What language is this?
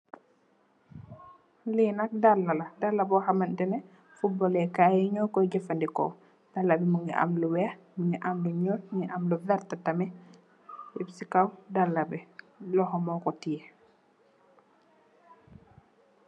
Wolof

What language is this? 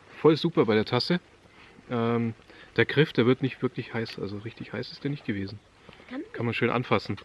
German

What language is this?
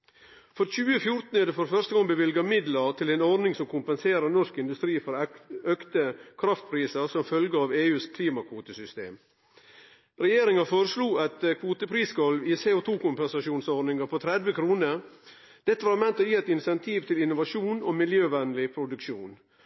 Norwegian Nynorsk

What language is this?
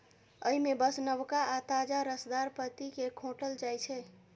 Maithili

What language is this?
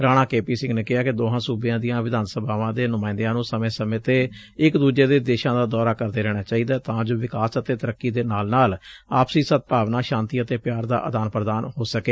Punjabi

